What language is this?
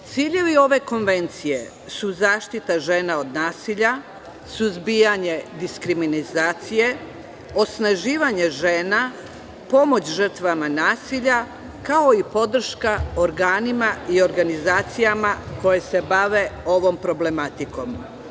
Serbian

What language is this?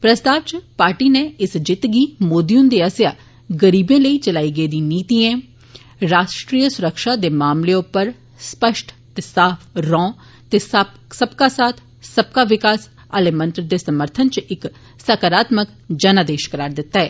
Dogri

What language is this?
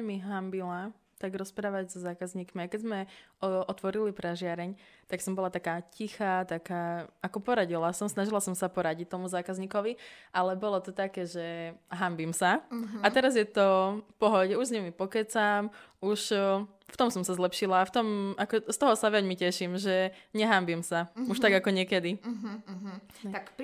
Slovak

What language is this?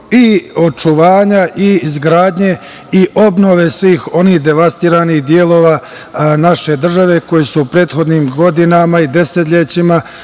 Serbian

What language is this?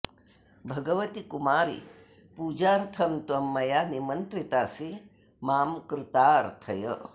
Sanskrit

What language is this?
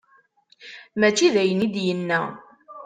Kabyle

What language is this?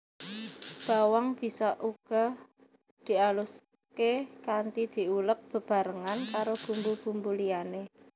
Javanese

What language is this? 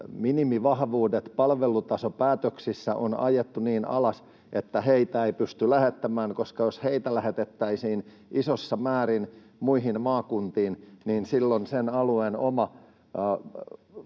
Finnish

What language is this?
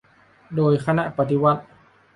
Thai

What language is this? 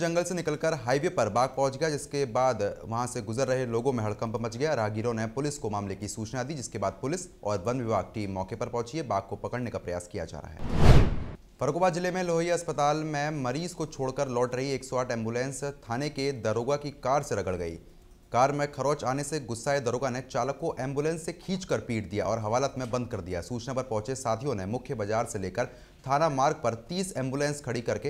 Hindi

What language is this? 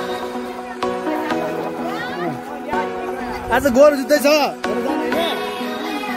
Arabic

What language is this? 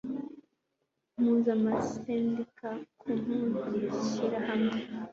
Kinyarwanda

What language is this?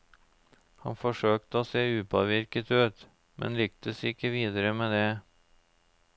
Norwegian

